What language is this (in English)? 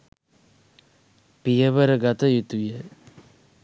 Sinhala